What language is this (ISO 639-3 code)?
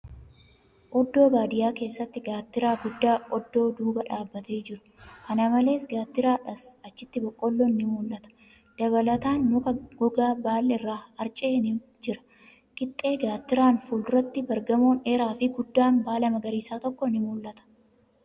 orm